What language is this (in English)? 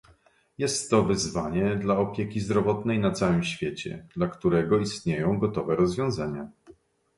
Polish